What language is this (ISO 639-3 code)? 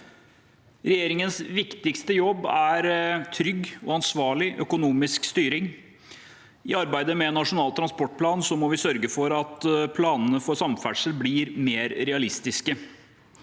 nor